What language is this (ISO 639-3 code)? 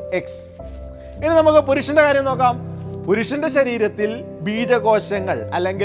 mal